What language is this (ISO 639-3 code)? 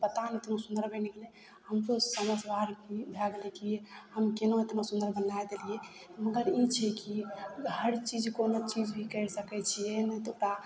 mai